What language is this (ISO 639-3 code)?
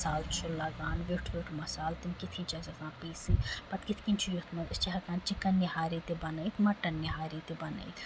kas